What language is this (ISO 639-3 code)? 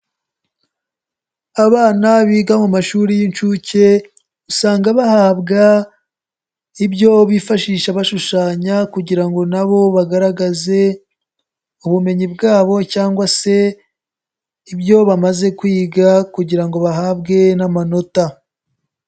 kin